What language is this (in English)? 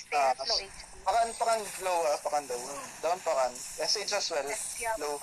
Filipino